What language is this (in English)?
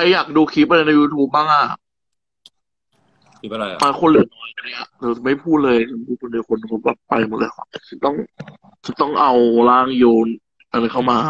Thai